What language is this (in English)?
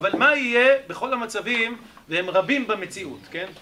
Hebrew